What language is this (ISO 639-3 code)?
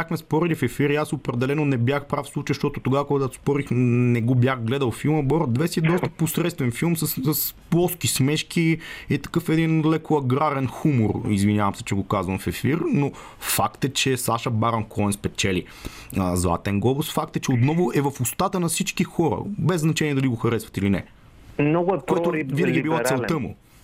bul